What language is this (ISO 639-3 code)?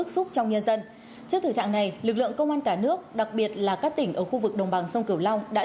vie